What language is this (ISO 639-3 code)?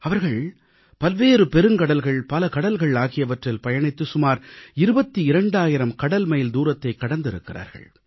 tam